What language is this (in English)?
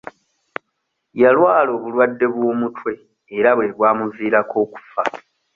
Ganda